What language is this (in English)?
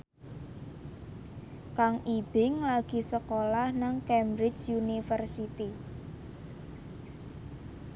Javanese